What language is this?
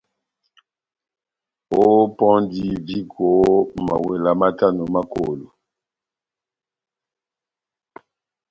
Batanga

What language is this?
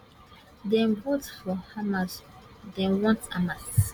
Nigerian Pidgin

